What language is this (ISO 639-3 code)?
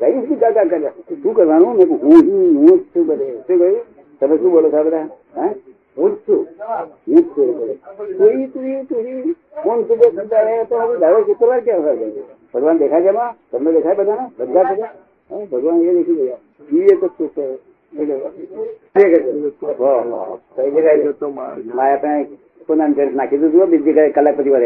guj